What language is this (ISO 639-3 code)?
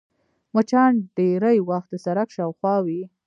pus